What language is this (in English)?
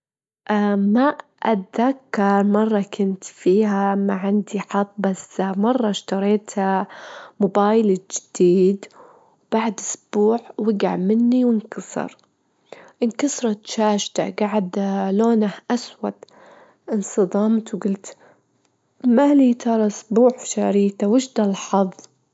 Gulf Arabic